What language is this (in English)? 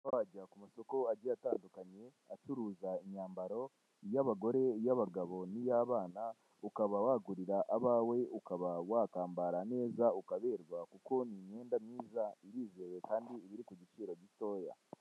Kinyarwanda